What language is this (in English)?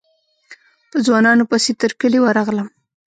Pashto